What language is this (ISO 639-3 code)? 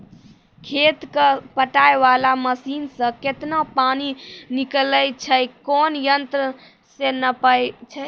mai